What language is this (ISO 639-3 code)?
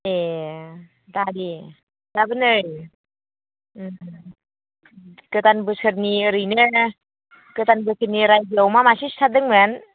brx